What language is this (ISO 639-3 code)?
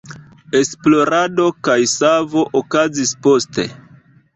epo